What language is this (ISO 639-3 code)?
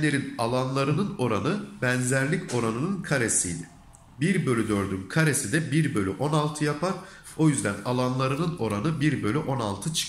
tur